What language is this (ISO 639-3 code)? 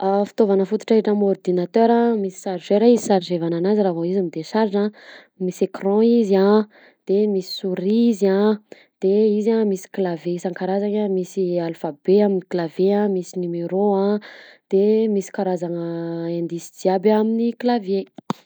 bzc